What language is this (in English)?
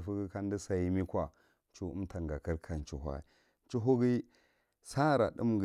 Marghi Central